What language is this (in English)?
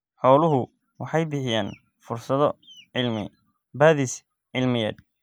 Somali